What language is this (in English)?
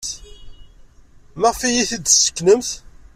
Kabyle